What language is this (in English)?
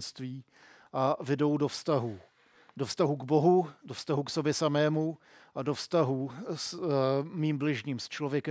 Czech